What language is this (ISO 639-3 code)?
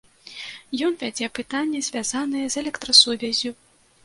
bel